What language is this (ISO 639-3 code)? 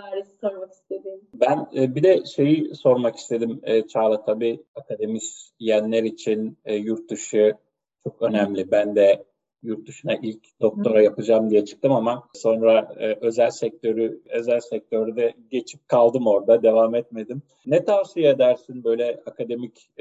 tur